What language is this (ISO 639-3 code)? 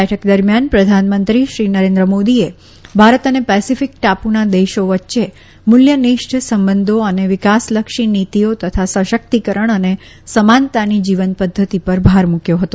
guj